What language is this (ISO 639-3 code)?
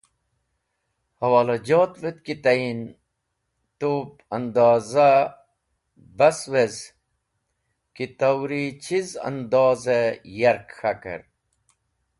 wbl